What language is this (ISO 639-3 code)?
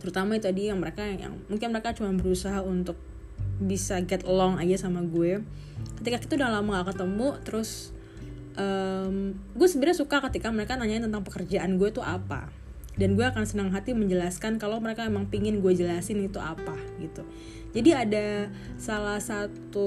ind